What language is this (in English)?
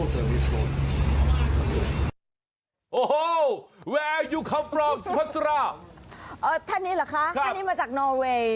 Thai